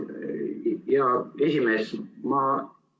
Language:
Estonian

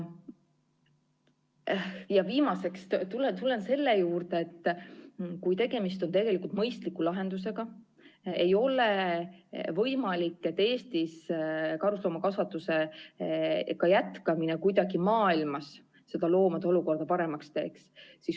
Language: Estonian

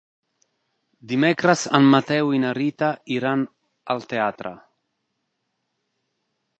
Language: Catalan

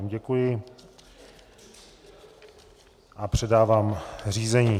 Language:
Czech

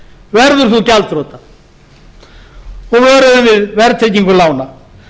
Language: Icelandic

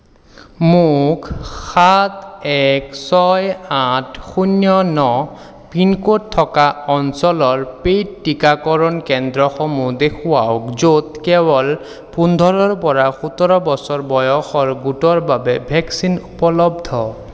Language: Assamese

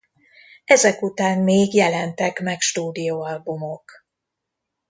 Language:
Hungarian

